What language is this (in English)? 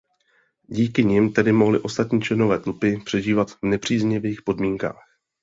Czech